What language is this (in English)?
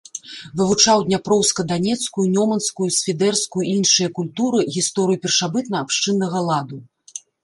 Belarusian